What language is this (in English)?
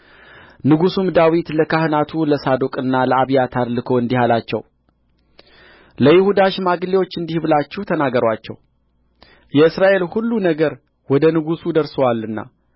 Amharic